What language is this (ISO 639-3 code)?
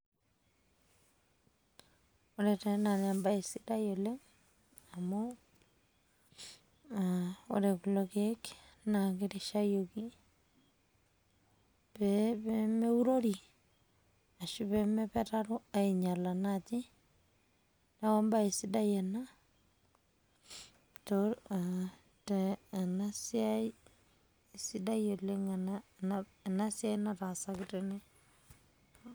mas